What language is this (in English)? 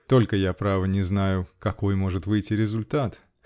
Russian